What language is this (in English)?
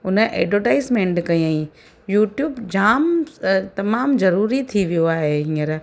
Sindhi